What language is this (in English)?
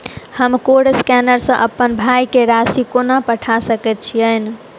Maithili